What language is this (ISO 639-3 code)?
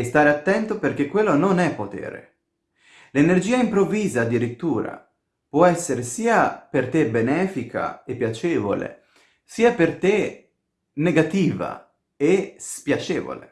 ita